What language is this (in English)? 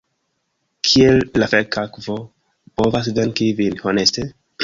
Esperanto